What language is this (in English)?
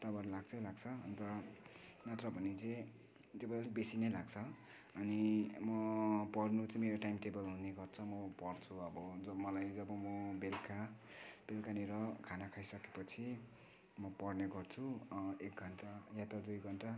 Nepali